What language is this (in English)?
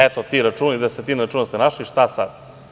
Serbian